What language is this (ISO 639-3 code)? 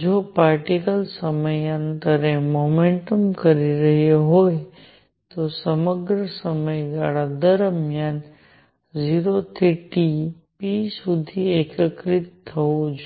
guj